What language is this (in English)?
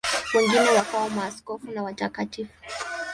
Swahili